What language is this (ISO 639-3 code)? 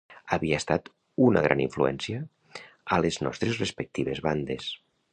cat